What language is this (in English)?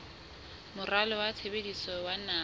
Southern Sotho